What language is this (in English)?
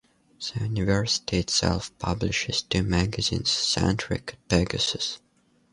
English